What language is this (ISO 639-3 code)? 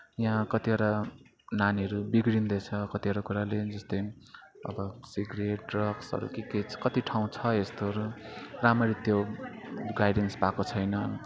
nep